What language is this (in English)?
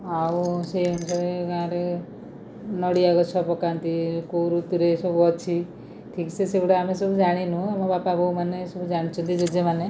Odia